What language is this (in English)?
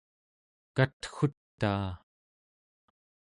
Central Yupik